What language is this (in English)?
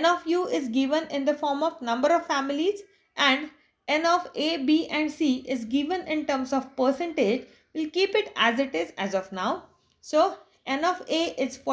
English